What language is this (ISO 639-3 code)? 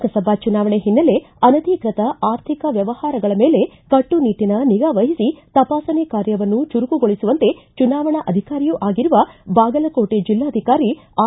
kan